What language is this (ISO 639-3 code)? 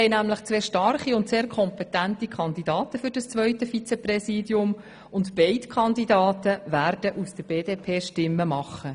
gsw